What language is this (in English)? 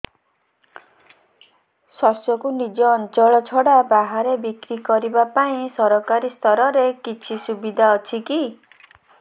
Odia